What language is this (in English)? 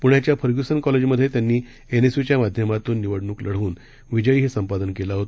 Marathi